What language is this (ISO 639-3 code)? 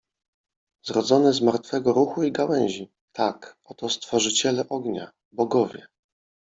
pol